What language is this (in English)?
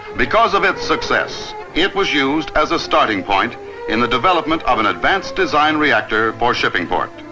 English